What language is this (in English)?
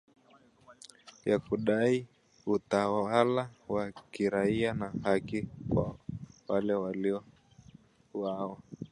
Swahili